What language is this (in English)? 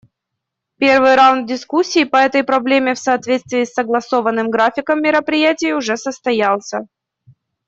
Russian